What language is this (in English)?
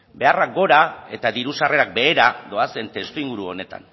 Basque